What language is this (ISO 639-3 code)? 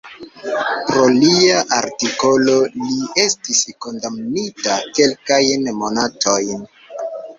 epo